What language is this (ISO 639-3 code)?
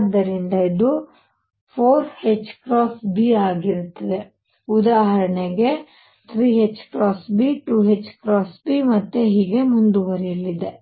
kan